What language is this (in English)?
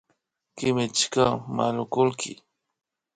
Imbabura Highland Quichua